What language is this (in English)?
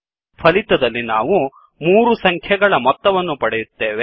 Kannada